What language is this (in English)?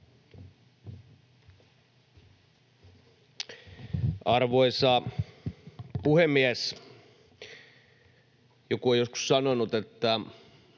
Finnish